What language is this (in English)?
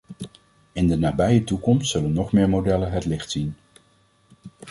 Dutch